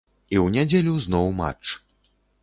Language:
Belarusian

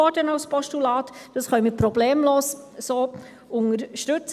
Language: Swiss German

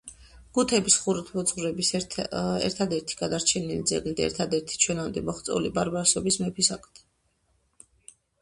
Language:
Georgian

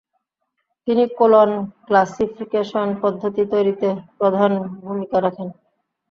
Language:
Bangla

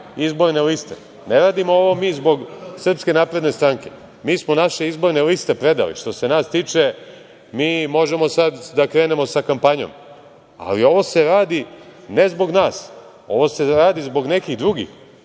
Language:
Serbian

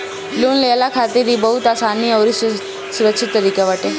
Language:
Bhojpuri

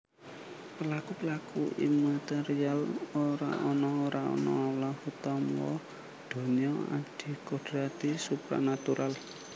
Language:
Javanese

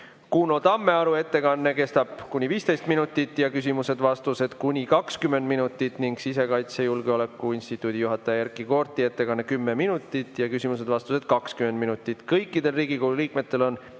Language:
Estonian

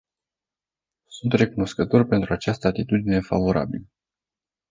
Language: Romanian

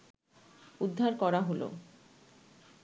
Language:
Bangla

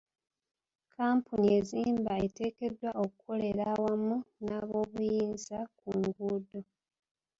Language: Ganda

